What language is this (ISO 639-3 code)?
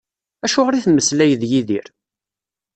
kab